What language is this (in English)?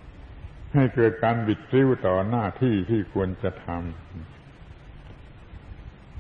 Thai